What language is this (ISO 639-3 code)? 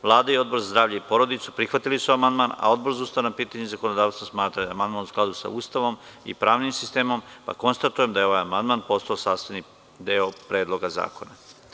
srp